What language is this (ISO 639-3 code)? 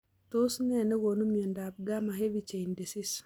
kln